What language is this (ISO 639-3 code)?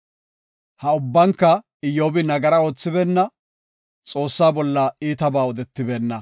gof